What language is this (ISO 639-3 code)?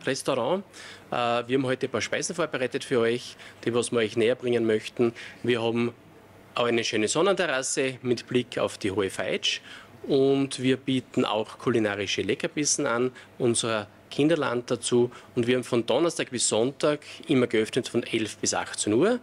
deu